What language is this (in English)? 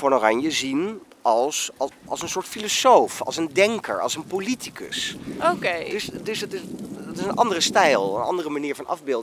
Dutch